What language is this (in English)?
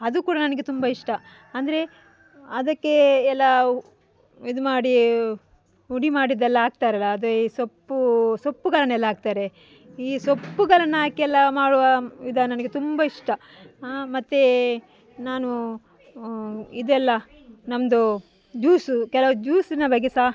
Kannada